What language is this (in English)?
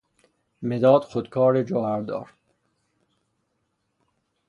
Persian